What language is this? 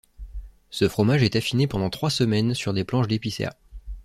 French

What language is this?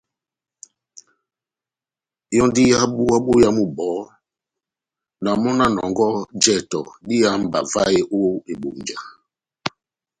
Batanga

